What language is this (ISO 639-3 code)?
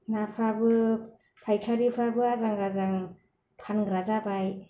brx